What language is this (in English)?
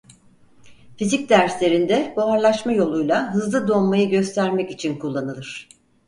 Turkish